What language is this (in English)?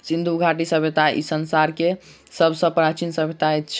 Maithili